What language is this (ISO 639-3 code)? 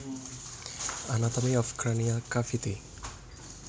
jav